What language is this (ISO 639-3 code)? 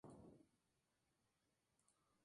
spa